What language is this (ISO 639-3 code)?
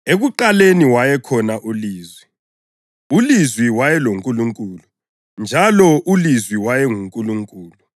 nde